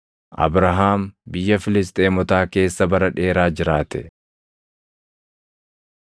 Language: Oromo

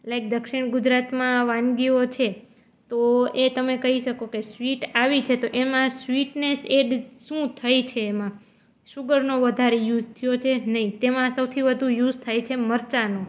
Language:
Gujarati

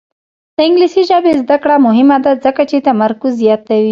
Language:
Pashto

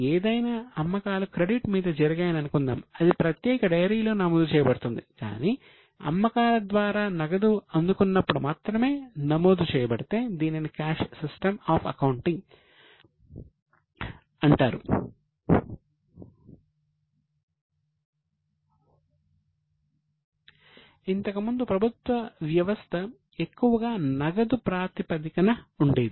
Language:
Telugu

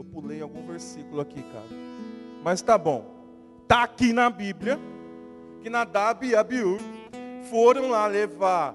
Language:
Portuguese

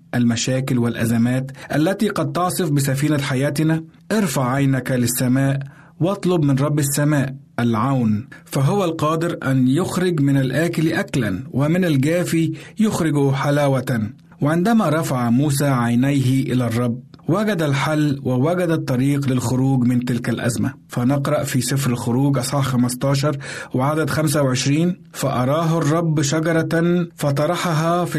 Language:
Arabic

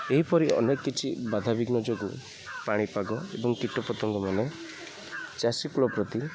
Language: Odia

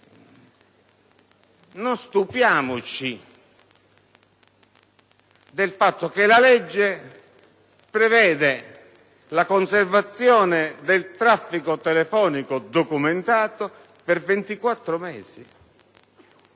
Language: Italian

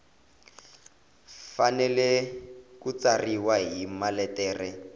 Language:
Tsonga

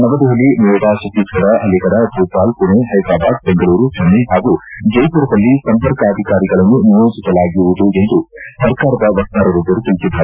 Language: Kannada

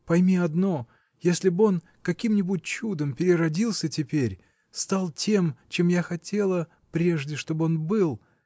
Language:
Russian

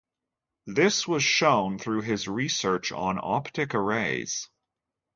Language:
English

